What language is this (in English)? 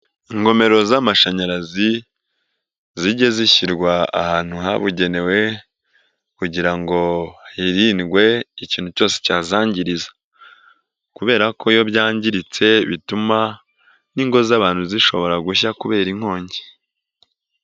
Kinyarwanda